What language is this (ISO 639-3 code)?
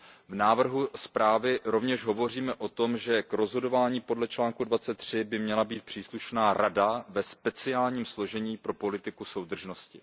ces